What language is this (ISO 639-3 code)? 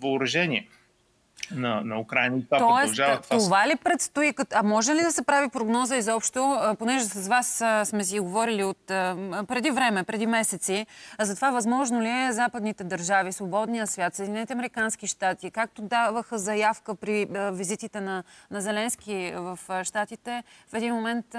bul